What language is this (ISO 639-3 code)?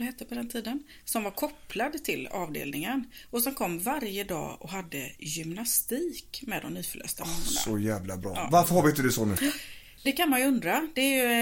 swe